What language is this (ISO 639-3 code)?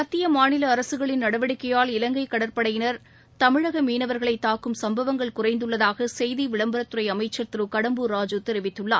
tam